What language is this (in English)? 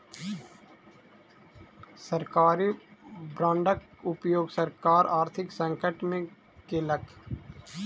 Maithili